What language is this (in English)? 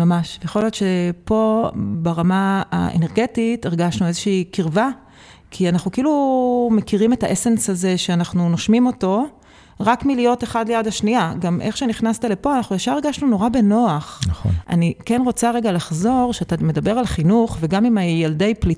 Hebrew